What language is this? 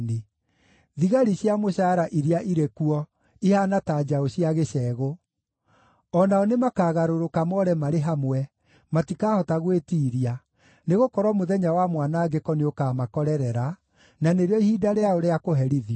Kikuyu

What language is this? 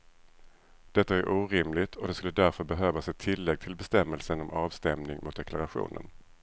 Swedish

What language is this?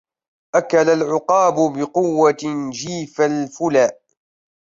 Arabic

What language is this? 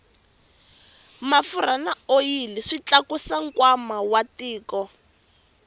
Tsonga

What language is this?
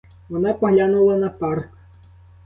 Ukrainian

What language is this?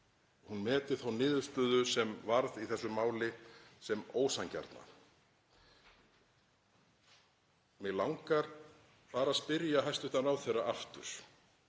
Icelandic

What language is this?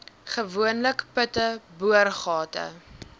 Afrikaans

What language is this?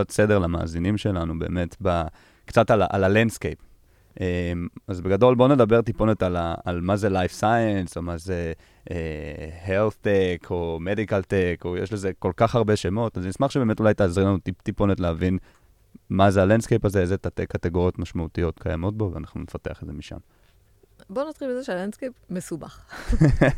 Hebrew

